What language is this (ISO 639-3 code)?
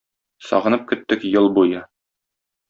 tat